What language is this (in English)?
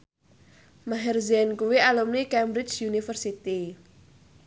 Javanese